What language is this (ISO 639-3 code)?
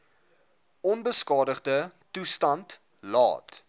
afr